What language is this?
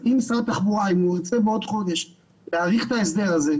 Hebrew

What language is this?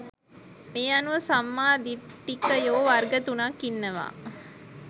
Sinhala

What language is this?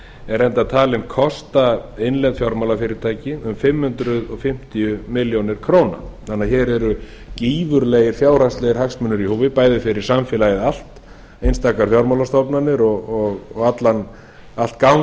Icelandic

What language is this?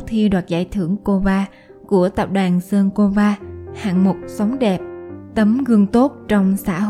Vietnamese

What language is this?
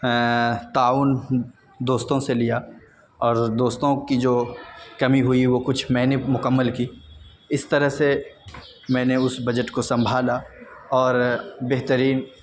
Urdu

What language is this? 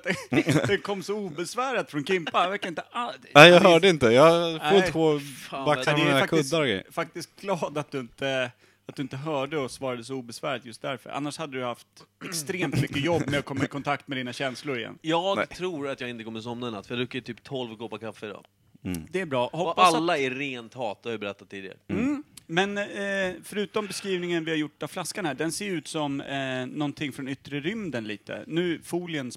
Swedish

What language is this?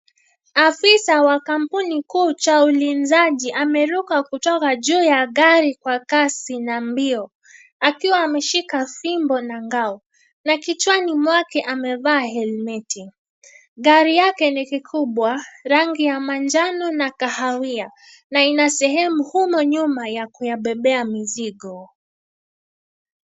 Swahili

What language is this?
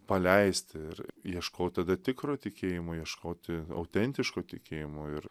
Lithuanian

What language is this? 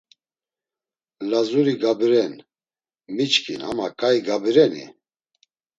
Laz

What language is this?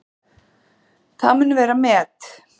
Icelandic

